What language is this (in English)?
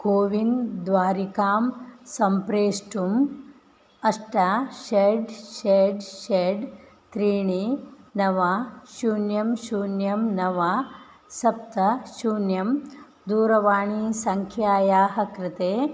Sanskrit